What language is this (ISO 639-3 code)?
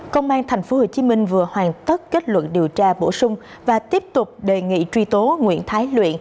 vie